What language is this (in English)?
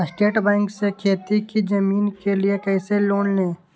Magahi